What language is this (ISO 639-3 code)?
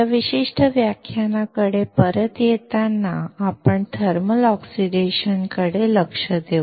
mar